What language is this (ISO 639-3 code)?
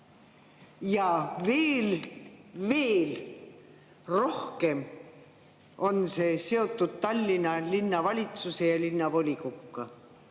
est